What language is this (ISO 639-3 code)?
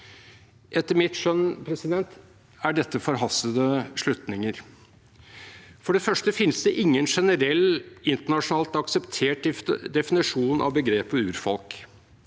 nor